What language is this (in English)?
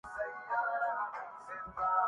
Urdu